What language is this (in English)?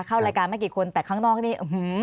Thai